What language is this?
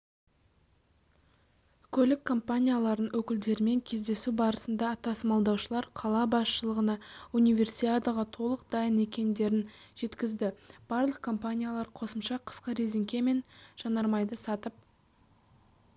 Kazakh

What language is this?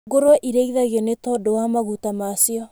Kikuyu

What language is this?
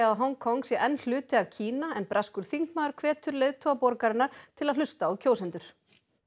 Icelandic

